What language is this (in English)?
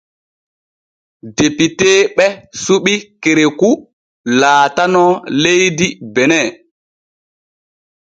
Borgu Fulfulde